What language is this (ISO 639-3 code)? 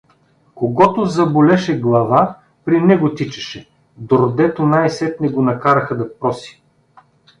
bul